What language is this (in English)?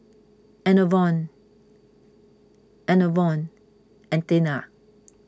English